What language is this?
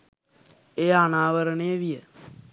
Sinhala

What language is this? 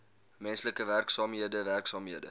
Afrikaans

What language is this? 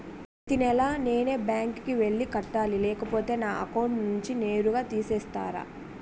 Telugu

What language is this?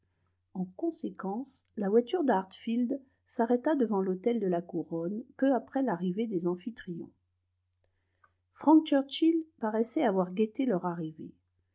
French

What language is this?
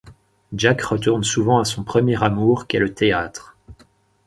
French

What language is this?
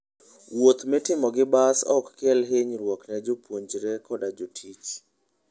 Luo (Kenya and Tanzania)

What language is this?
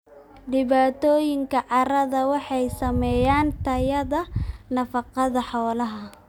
Somali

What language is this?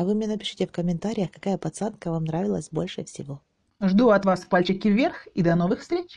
Russian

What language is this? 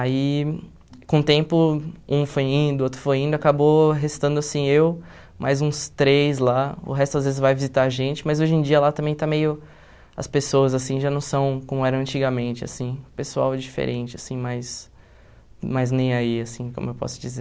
Portuguese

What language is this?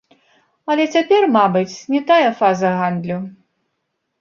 Belarusian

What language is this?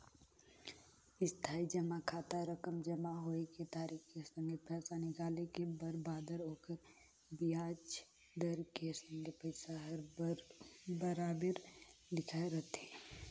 Chhattisgarhi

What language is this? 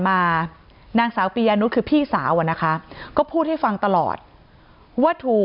Thai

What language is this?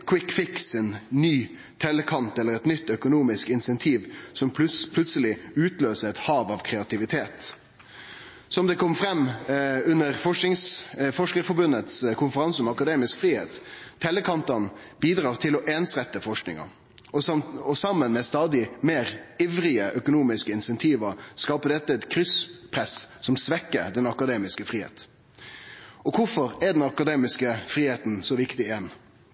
Norwegian Nynorsk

